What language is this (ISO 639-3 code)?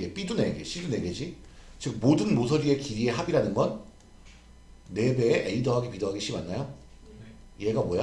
kor